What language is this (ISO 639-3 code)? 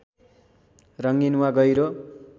nep